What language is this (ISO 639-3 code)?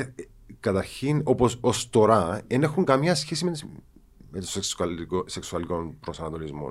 ell